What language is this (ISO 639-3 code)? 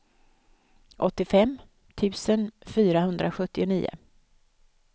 swe